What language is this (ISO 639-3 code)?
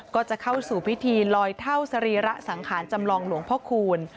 tha